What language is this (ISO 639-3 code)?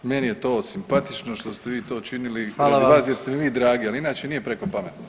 hrv